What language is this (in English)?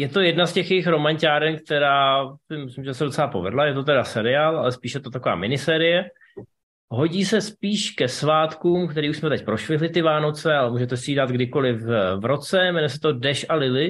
Czech